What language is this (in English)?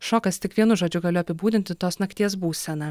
Lithuanian